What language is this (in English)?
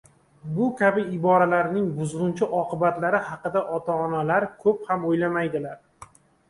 Uzbek